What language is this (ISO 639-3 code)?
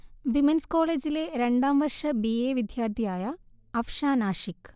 mal